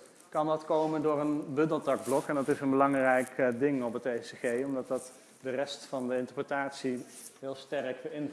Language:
Dutch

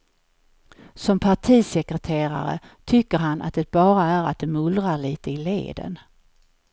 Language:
Swedish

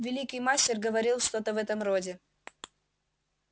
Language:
Russian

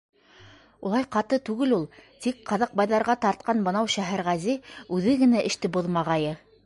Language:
Bashkir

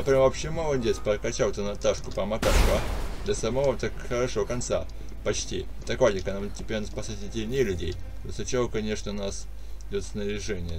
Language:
Russian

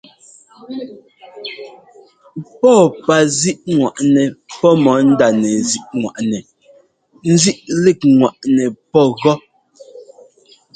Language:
Ngomba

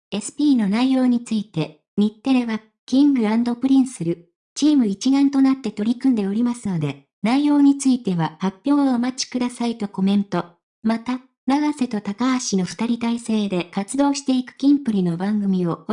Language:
Japanese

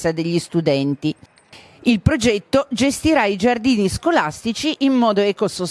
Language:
Italian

